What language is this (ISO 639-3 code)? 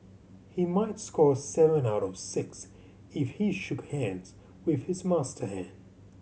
eng